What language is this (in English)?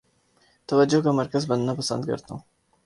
Urdu